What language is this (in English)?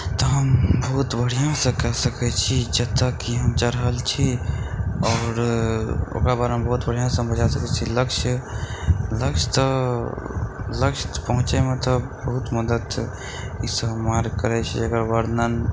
Maithili